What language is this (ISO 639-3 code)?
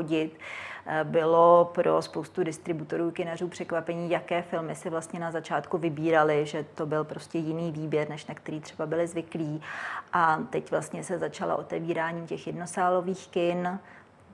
ces